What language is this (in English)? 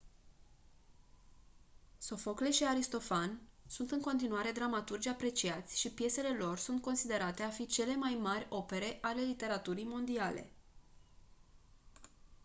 Romanian